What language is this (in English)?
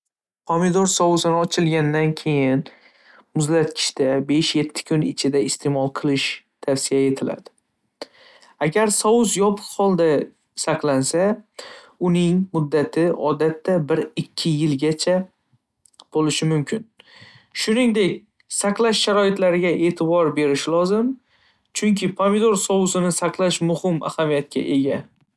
Uzbek